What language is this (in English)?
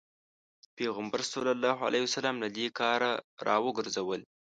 Pashto